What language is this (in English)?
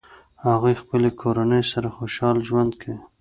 Pashto